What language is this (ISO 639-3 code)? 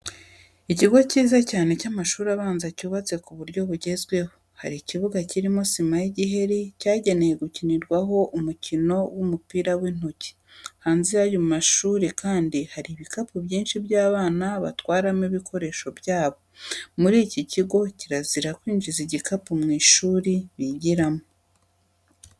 kin